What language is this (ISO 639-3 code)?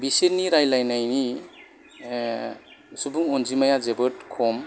brx